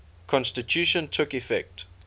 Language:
English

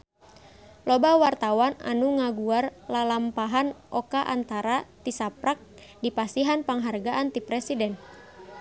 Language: Sundanese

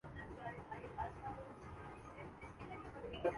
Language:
Urdu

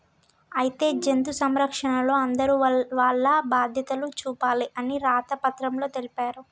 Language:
Telugu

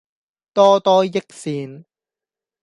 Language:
Cantonese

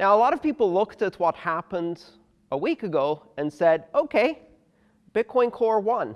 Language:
English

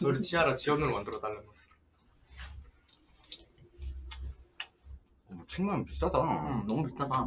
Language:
Korean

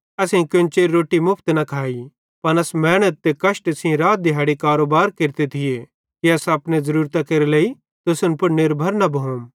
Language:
Bhadrawahi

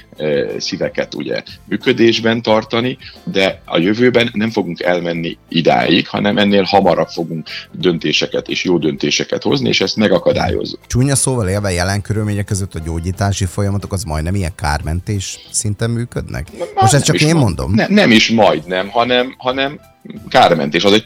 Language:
Hungarian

